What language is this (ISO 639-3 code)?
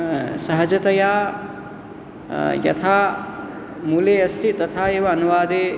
san